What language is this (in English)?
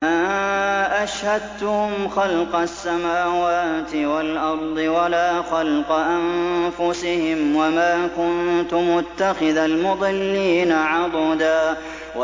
Arabic